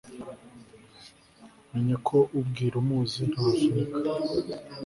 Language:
Kinyarwanda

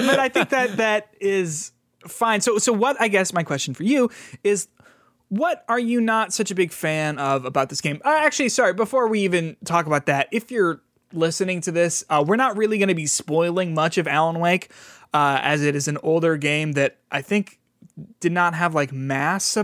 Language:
English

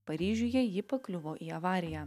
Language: Lithuanian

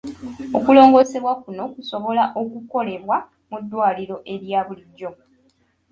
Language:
Ganda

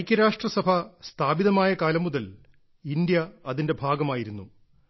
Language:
Malayalam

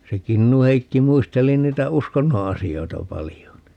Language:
Finnish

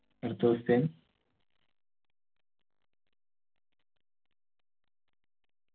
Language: Malayalam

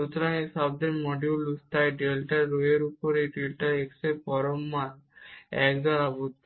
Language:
Bangla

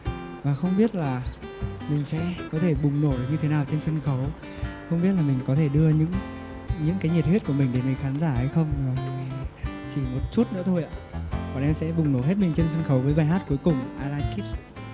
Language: Vietnamese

